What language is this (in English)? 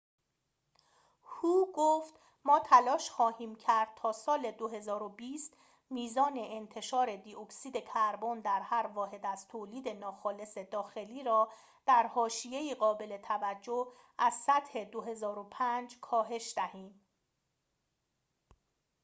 Persian